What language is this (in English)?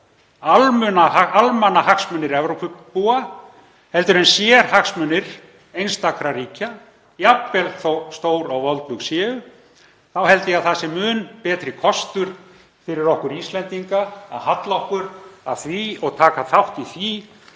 Icelandic